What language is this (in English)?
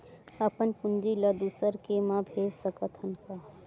Chhattisgarhi